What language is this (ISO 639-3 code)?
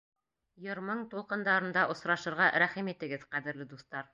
bak